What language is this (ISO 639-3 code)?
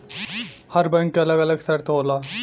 bho